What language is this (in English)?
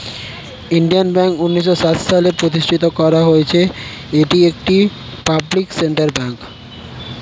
Bangla